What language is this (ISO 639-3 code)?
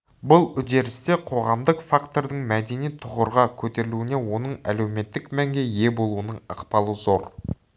kaz